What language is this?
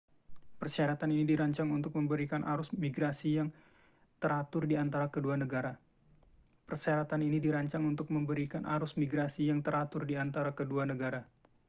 Indonesian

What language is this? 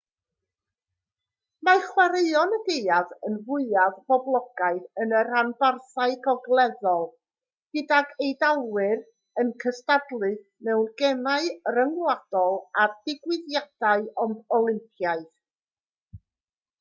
Welsh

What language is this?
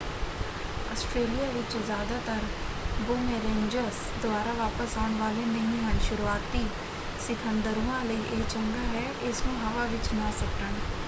Punjabi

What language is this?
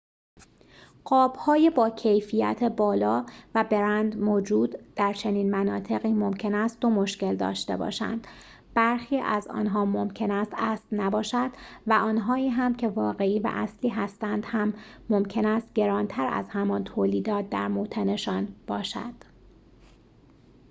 Persian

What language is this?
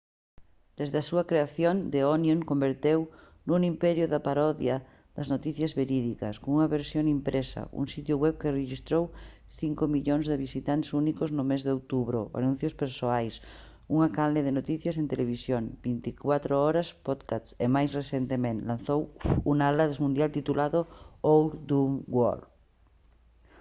Galician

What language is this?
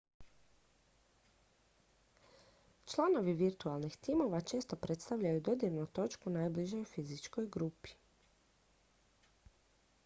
Croatian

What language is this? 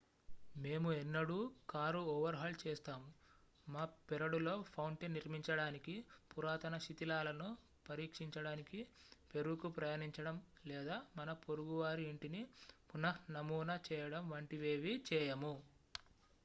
Telugu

